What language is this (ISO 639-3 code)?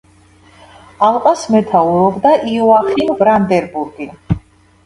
kat